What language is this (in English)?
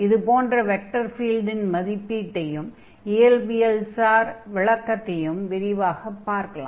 Tamil